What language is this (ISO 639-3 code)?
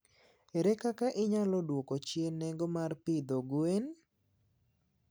luo